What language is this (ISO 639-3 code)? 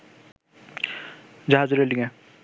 ben